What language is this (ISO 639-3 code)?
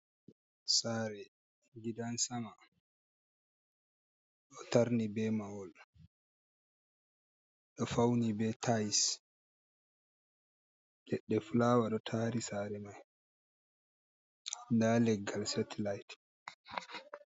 ful